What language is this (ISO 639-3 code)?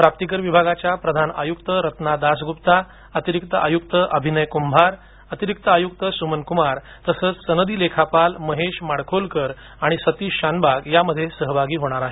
mar